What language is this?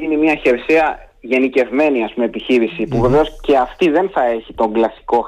Greek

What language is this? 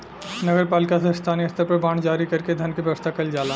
Bhojpuri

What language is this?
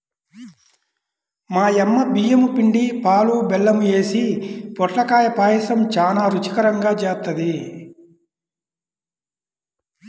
Telugu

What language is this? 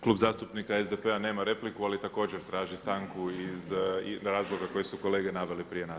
Croatian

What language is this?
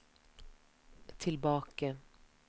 Norwegian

